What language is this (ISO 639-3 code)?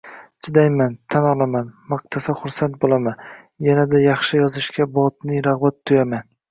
uzb